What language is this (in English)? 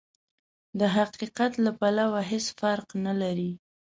Pashto